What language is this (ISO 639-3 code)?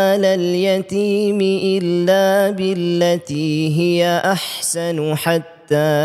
msa